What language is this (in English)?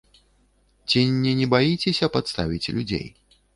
Belarusian